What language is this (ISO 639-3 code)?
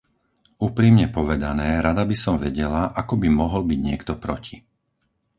slk